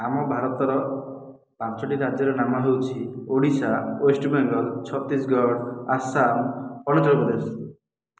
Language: Odia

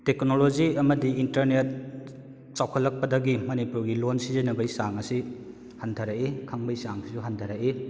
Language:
Manipuri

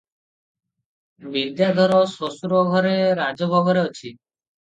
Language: Odia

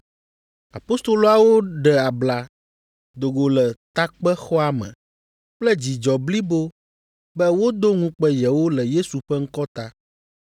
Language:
Ewe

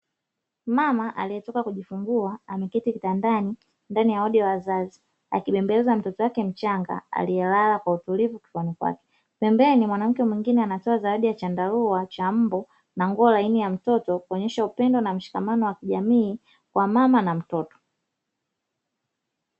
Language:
Swahili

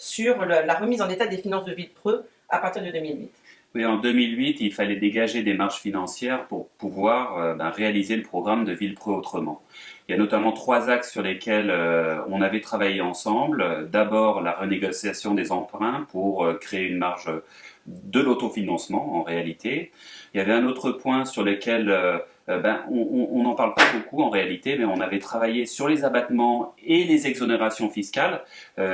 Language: French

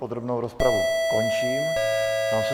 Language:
Czech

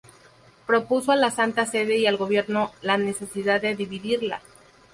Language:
Spanish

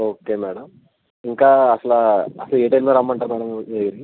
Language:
Telugu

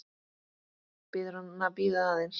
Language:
Icelandic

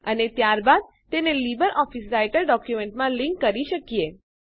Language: Gujarati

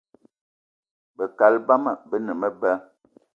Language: Eton (Cameroon)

